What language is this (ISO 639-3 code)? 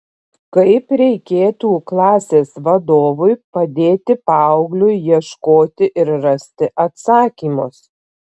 lit